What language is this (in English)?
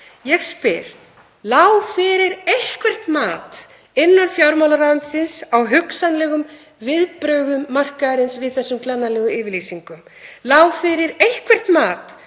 Icelandic